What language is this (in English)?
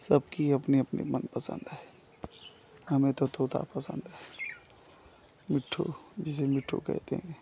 Hindi